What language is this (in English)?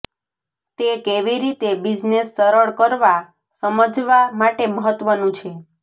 Gujarati